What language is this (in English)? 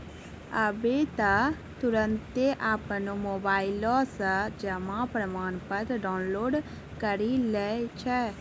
Maithili